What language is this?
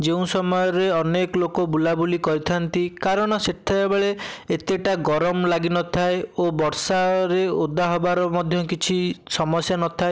Odia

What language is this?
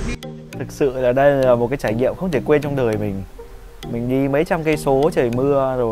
Vietnamese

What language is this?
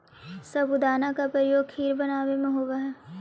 Magahi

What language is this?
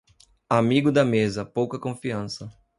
Portuguese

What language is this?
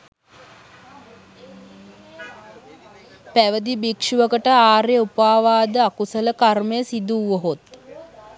Sinhala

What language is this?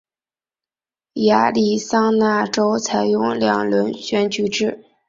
Chinese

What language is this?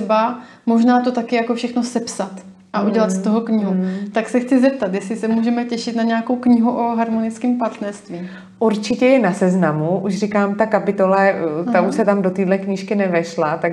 Czech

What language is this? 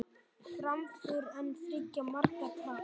Icelandic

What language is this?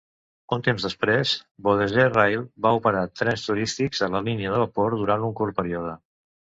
Catalan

